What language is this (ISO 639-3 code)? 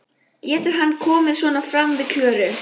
isl